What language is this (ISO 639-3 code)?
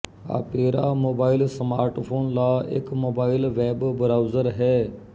pan